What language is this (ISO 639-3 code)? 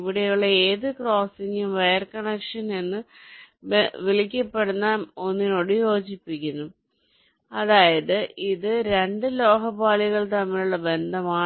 mal